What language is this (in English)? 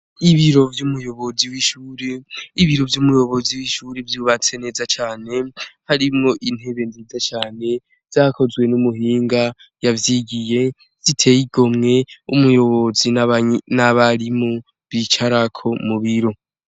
Rundi